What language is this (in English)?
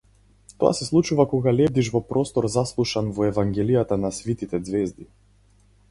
Macedonian